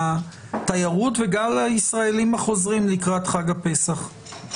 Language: Hebrew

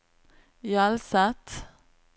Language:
Norwegian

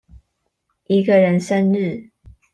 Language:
Chinese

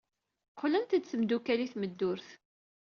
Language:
Kabyle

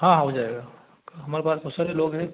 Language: Hindi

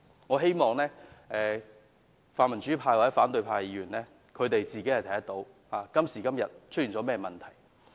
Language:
Cantonese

